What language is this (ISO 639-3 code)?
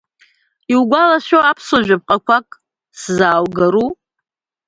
abk